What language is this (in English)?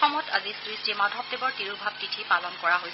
Assamese